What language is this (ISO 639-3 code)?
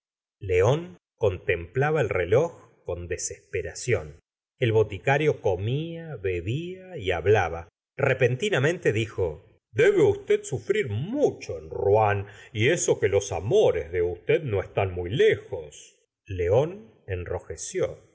spa